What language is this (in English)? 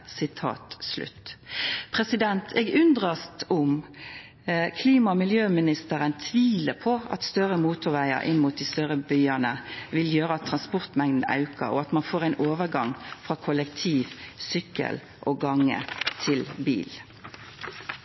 Norwegian Nynorsk